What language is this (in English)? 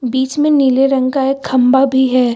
Hindi